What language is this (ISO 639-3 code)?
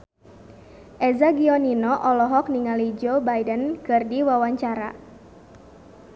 sun